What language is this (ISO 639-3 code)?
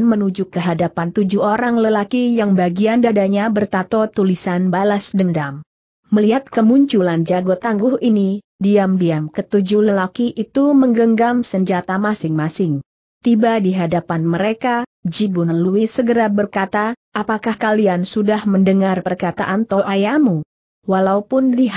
ind